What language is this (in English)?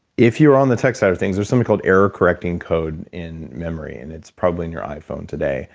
English